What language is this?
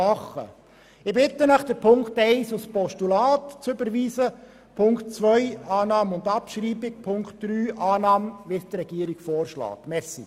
Swiss German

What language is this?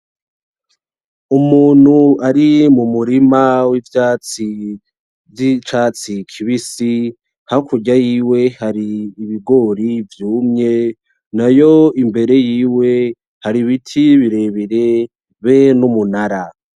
Rundi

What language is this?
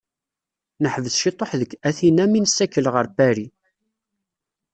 Kabyle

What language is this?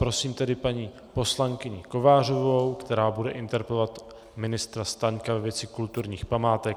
Czech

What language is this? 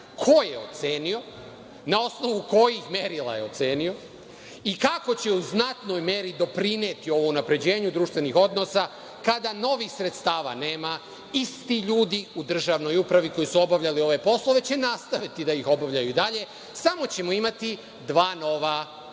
Serbian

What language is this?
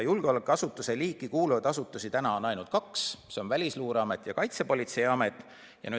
Estonian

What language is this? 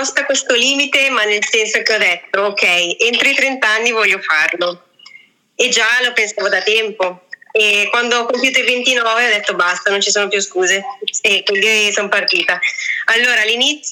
Italian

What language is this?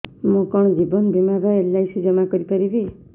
Odia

